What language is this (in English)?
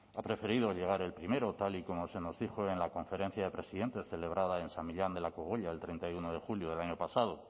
Spanish